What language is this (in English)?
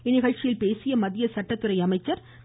Tamil